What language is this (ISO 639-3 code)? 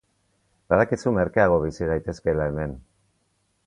eus